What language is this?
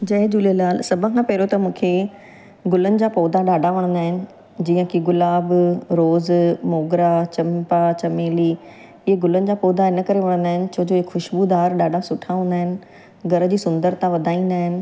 Sindhi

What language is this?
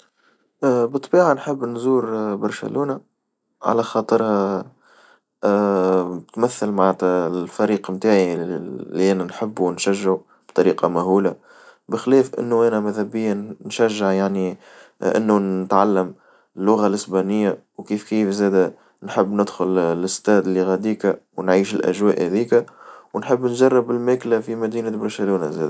Tunisian Arabic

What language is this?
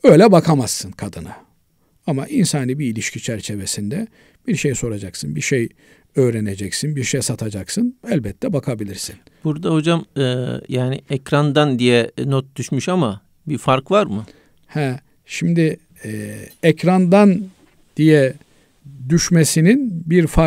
Turkish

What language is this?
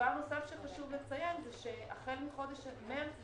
Hebrew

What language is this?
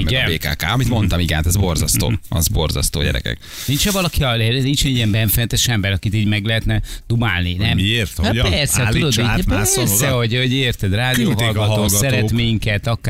Hungarian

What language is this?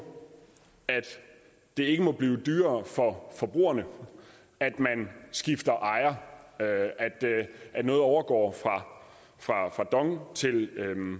Danish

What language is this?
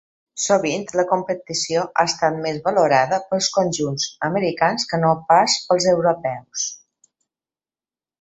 Catalan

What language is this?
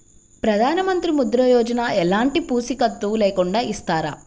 Telugu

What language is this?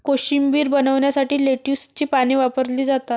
Marathi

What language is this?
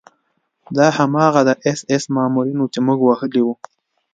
Pashto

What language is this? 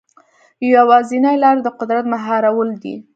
Pashto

